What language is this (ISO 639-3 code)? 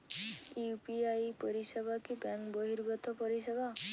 ben